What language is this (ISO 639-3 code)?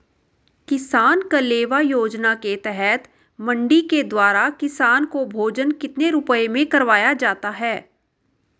hin